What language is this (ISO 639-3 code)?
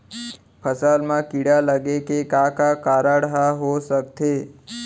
hne